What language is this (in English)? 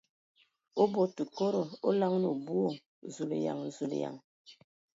Ewondo